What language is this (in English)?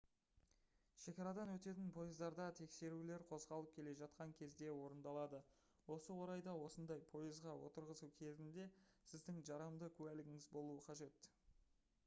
Kazakh